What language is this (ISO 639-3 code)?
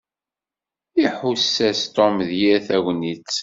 kab